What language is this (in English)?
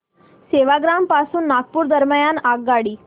Marathi